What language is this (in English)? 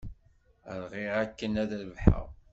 Kabyle